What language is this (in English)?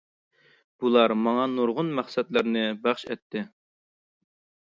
Uyghur